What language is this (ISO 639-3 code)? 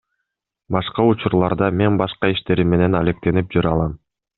kir